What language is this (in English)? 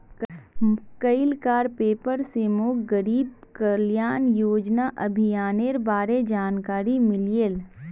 Magahi